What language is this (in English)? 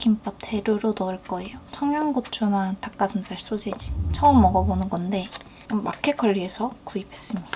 Korean